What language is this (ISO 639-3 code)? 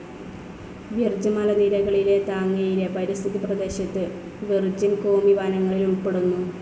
mal